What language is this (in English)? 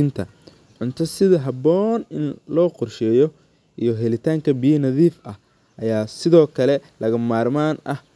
Somali